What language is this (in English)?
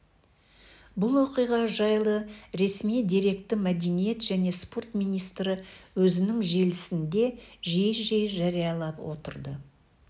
Kazakh